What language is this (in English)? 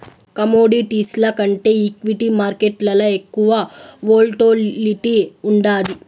Telugu